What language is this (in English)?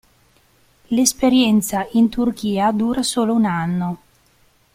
Italian